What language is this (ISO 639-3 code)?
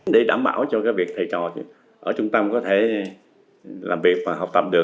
vie